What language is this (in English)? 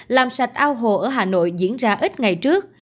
Vietnamese